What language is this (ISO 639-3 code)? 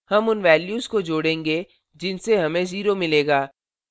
hin